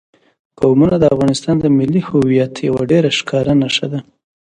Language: Pashto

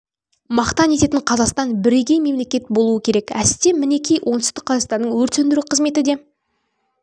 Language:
Kazakh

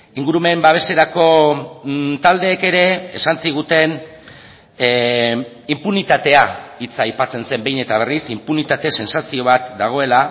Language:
Basque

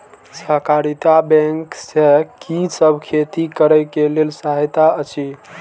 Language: Maithili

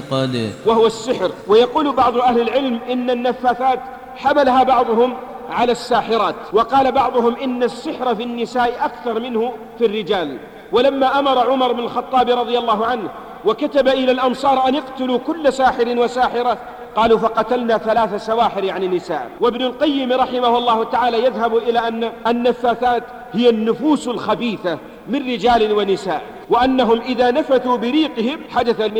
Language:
Arabic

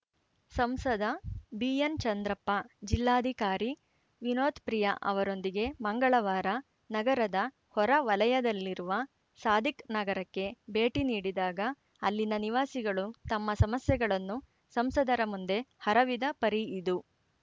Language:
Kannada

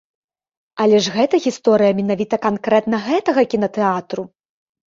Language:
Belarusian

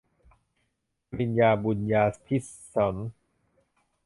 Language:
Thai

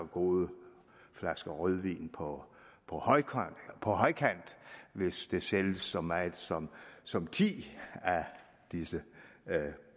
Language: Danish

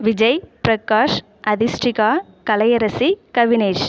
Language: Tamil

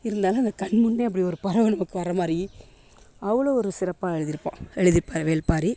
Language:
Tamil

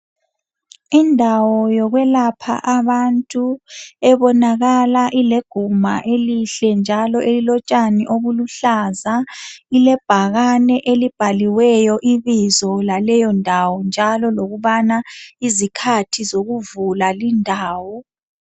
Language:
North Ndebele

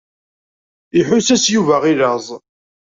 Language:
Kabyle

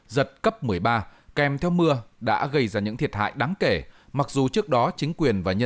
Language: Vietnamese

